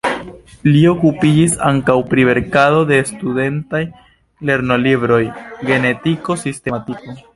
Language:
Esperanto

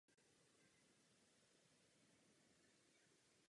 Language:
Czech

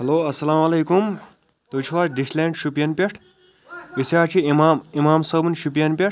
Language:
Kashmiri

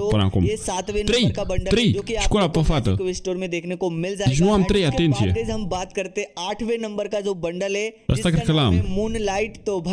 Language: Romanian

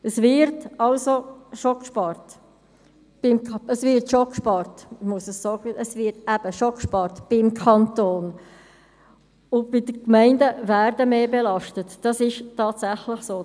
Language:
Swiss German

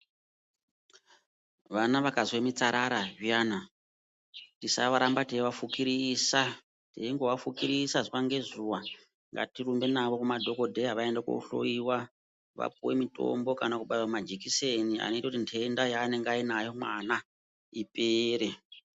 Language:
Ndau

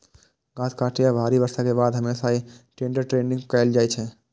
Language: Maithili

